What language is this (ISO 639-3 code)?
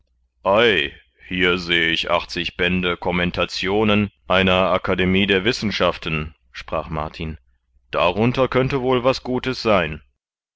deu